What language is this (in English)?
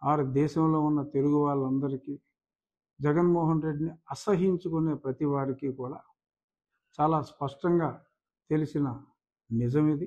Telugu